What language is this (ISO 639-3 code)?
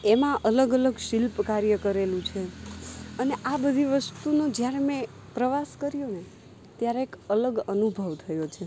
guj